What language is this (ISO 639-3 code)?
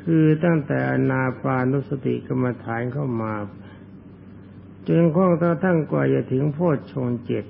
tha